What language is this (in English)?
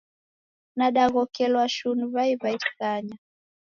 Taita